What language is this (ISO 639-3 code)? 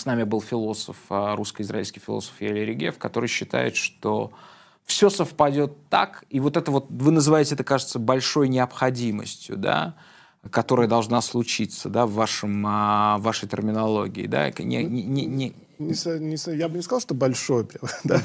rus